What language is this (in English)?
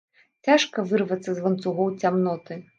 Belarusian